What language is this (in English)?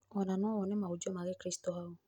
Kikuyu